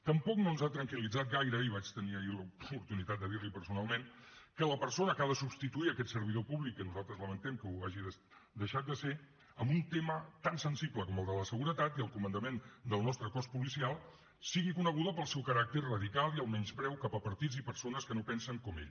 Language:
Catalan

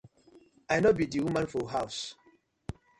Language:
Nigerian Pidgin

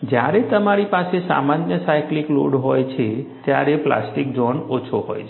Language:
Gujarati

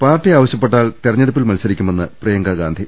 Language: Malayalam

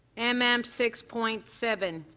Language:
English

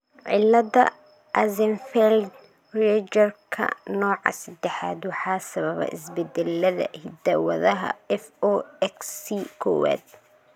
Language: Somali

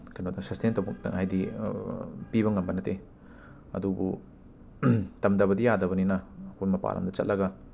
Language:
Manipuri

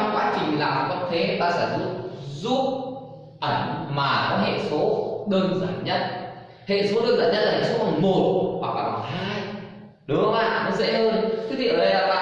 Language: Vietnamese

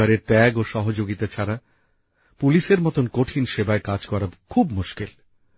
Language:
Bangla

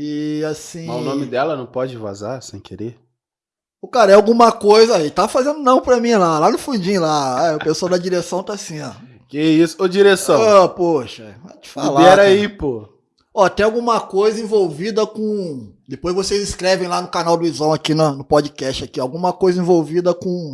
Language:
Portuguese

